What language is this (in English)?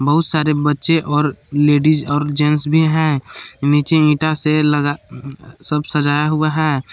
Hindi